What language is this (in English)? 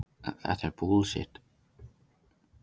Icelandic